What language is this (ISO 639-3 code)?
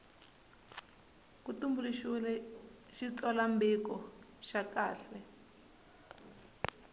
tso